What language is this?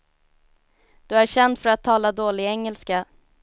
Swedish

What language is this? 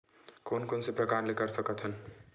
Chhattisgarhi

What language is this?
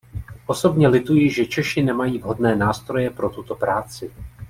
Czech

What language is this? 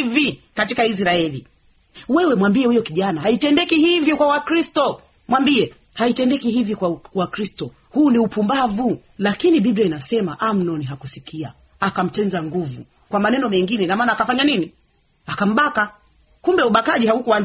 Swahili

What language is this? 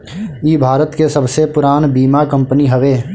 Bhojpuri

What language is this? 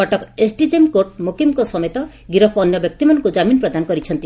Odia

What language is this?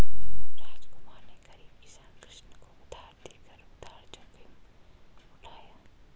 Hindi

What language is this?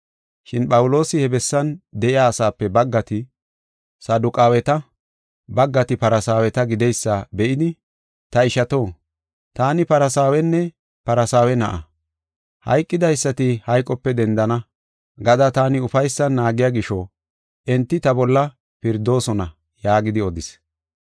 Gofa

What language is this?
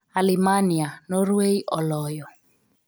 Luo (Kenya and Tanzania)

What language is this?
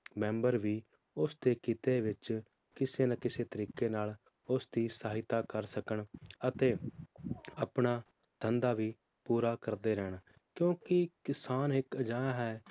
Punjabi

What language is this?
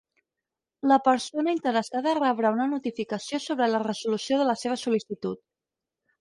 Catalan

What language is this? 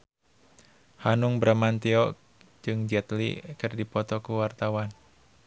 Sundanese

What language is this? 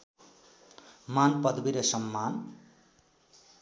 Nepali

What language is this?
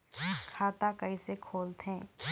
Chhattisgarhi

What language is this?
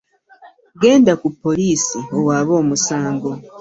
Ganda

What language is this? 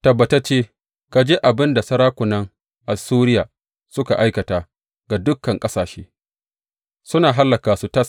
Hausa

